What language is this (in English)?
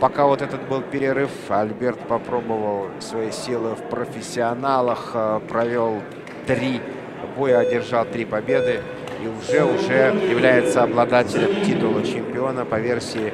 Russian